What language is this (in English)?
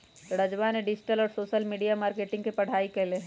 Magahi